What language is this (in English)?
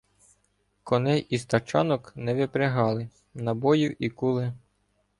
Ukrainian